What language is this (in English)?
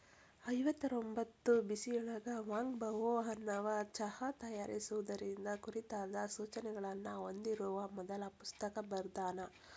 Kannada